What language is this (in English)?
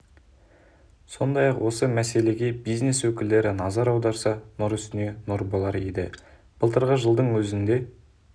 Kazakh